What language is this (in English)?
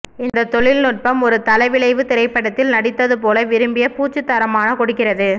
Tamil